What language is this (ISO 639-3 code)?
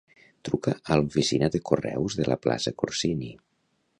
cat